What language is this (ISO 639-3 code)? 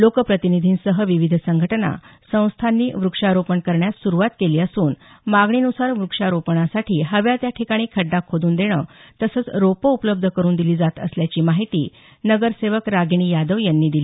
mar